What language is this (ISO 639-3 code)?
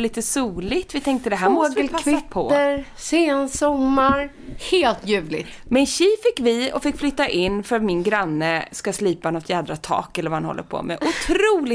swe